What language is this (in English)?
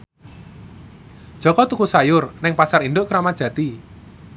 Javanese